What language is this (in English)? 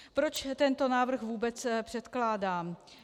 Czech